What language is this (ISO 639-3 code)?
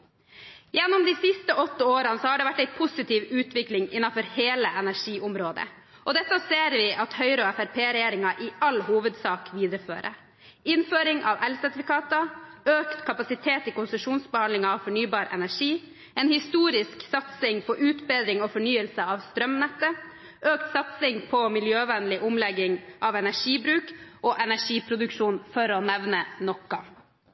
nob